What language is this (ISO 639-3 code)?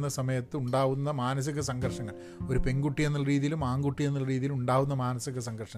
mal